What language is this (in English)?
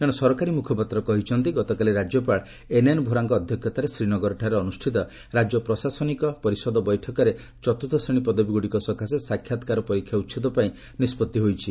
Odia